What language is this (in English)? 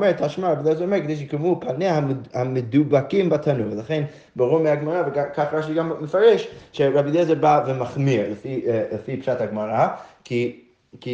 Hebrew